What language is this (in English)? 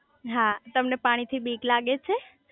Gujarati